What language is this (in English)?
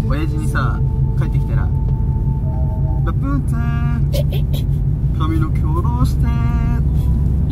Japanese